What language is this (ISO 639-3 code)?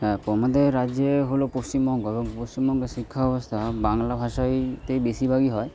ben